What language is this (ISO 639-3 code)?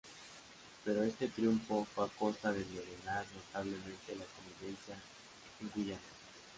spa